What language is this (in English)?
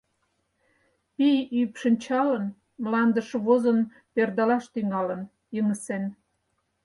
Mari